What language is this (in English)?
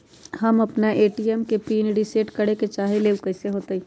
Magahi